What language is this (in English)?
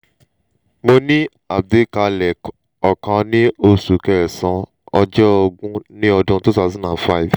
Yoruba